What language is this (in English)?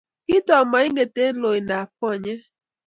Kalenjin